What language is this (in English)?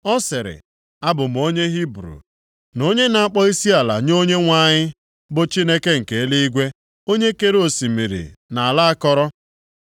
Igbo